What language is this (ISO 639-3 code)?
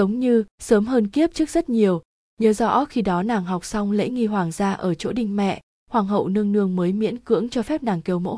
vie